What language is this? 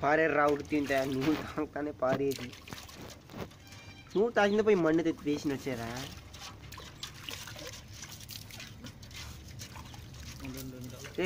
Romanian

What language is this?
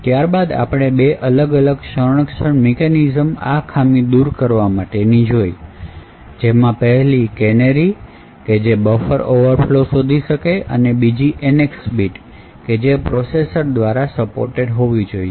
Gujarati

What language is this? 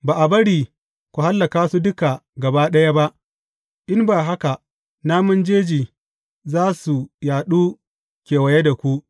Hausa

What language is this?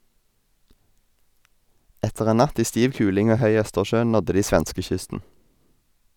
Norwegian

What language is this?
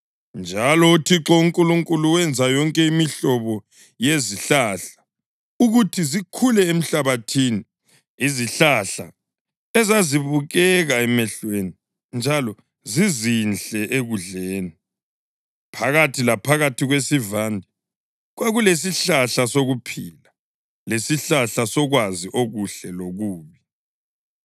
North Ndebele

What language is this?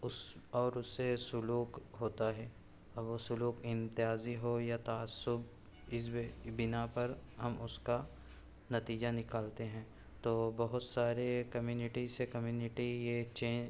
Urdu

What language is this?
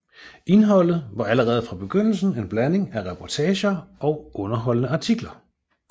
Danish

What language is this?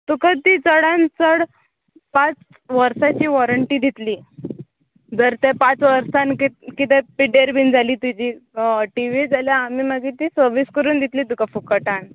Konkani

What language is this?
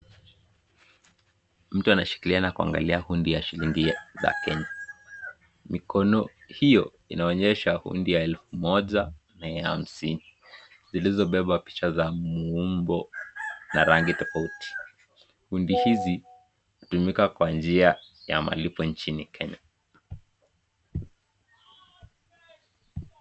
Swahili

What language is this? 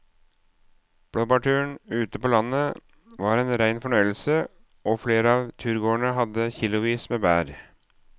Norwegian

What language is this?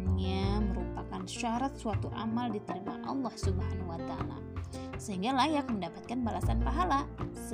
Indonesian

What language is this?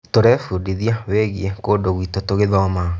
Kikuyu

